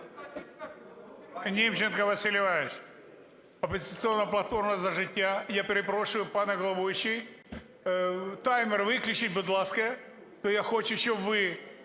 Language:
Ukrainian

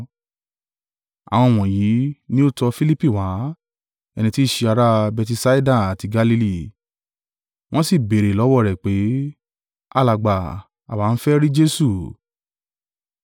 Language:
Yoruba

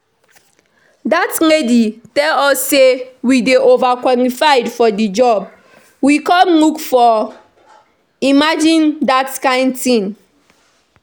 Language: Nigerian Pidgin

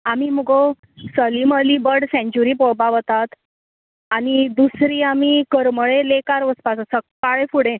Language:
Konkani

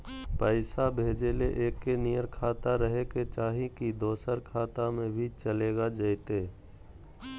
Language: Magahi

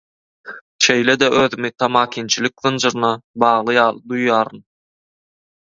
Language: Turkmen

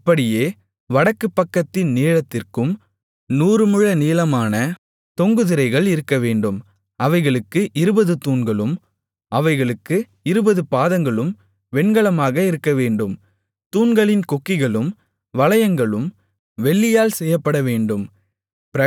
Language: Tamil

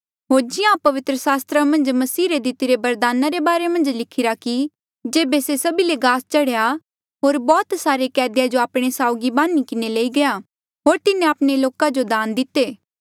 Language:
Mandeali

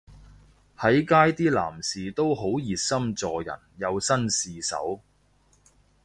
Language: Cantonese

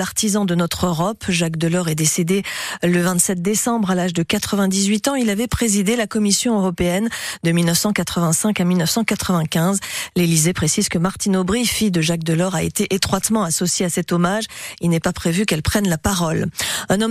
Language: French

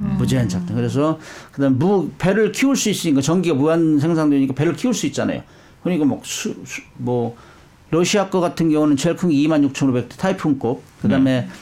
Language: Korean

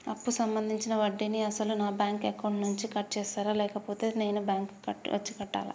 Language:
Telugu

